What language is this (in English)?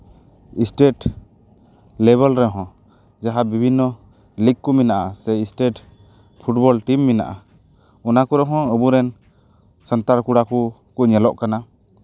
Santali